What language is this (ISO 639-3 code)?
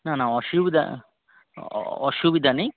ben